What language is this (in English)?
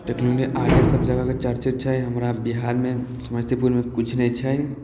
Maithili